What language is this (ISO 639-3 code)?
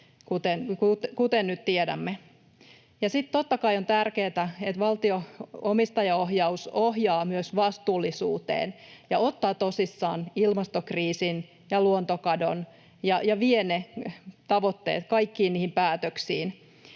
fin